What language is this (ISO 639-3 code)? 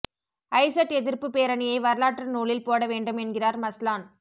tam